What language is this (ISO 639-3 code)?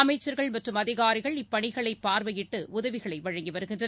tam